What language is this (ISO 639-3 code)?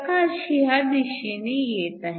mar